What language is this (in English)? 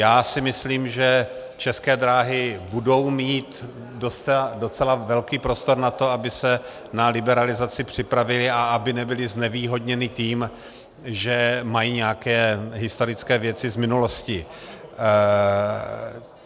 Czech